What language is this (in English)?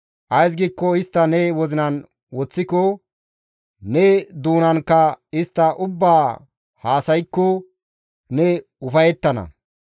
Gamo